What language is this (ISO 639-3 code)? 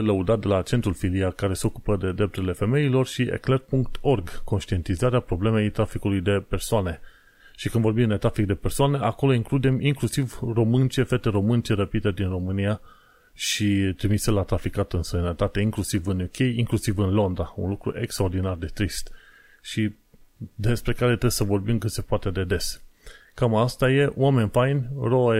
ron